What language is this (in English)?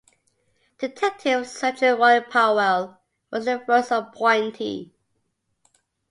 English